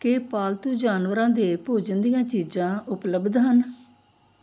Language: Punjabi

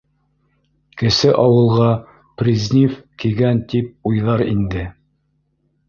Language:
Bashkir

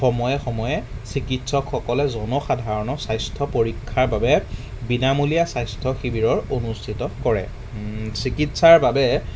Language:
Assamese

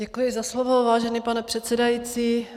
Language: Czech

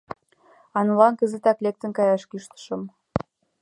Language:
Mari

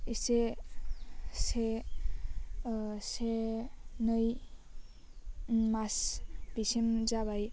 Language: Bodo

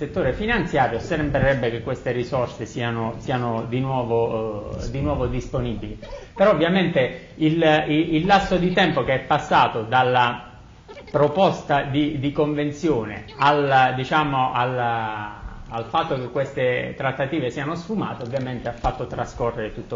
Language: Italian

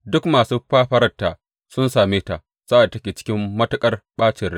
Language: Hausa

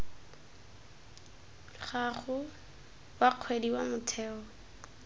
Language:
Tswana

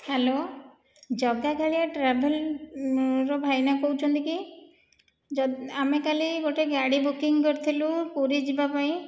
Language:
Odia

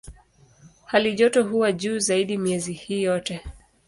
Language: Swahili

